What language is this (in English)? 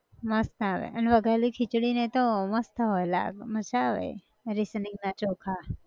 Gujarati